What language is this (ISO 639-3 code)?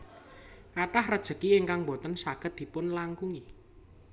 jav